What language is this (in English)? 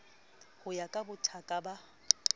Southern Sotho